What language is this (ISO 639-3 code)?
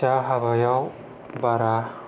brx